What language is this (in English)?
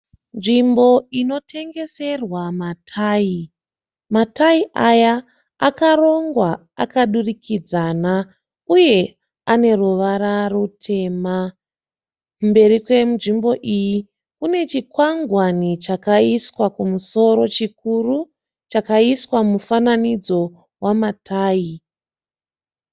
Shona